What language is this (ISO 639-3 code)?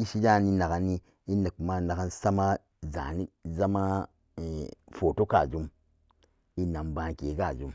ccg